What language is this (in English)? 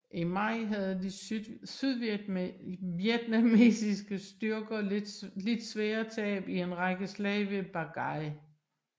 Danish